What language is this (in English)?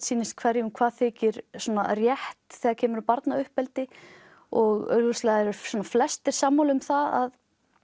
Icelandic